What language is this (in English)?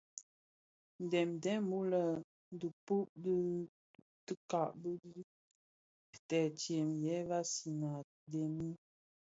Bafia